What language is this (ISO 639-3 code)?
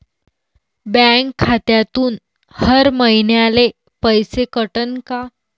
mar